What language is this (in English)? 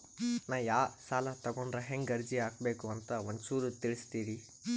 Kannada